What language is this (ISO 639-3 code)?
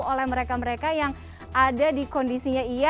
ind